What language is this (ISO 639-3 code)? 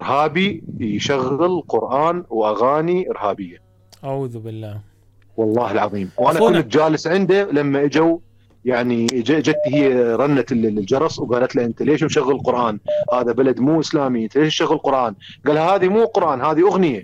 ara